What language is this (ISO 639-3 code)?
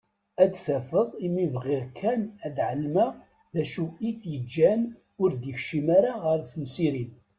kab